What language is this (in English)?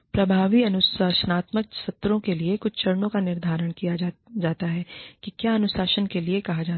Hindi